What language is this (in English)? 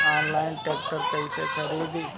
Bhojpuri